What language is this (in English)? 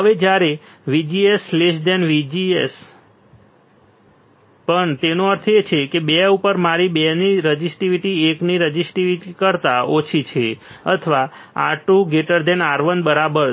Gujarati